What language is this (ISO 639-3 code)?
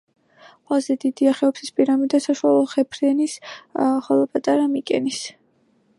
kat